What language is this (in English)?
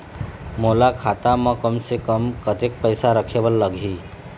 Chhattisgarhi